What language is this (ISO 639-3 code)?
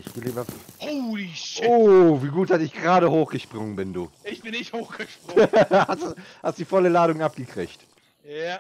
deu